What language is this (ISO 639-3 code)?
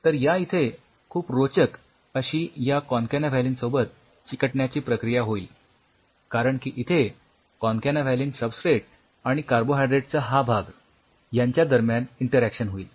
mar